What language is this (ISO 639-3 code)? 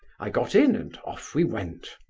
eng